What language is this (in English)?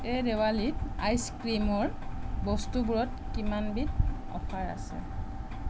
Assamese